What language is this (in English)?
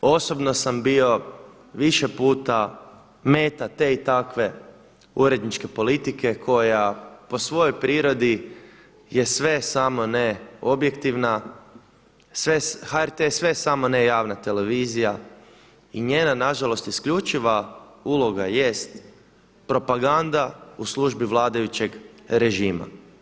Croatian